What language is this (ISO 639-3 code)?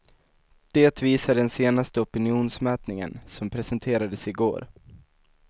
swe